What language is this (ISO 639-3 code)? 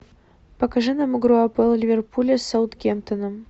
rus